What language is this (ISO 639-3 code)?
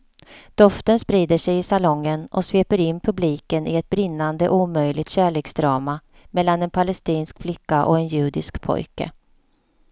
swe